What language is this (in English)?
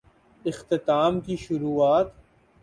Urdu